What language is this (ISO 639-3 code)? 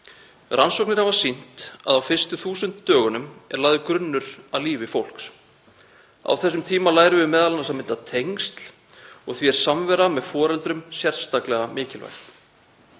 isl